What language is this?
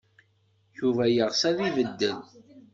Kabyle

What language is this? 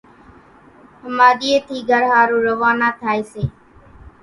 Kachi Koli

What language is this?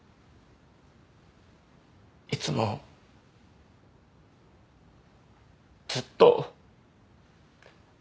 Japanese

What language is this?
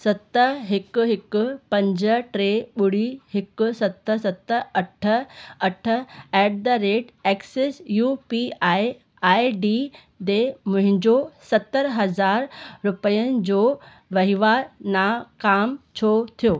Sindhi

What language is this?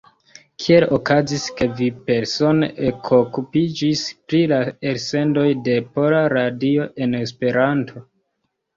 Esperanto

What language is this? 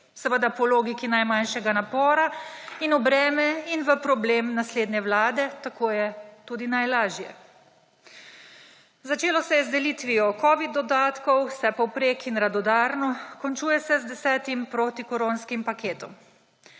Slovenian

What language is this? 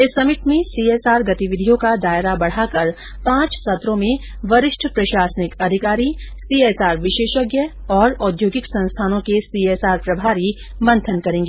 Hindi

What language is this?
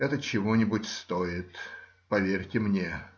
Russian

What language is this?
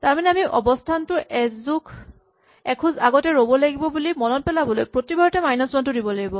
Assamese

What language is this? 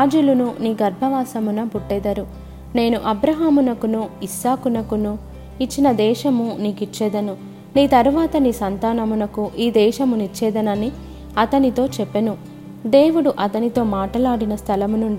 Telugu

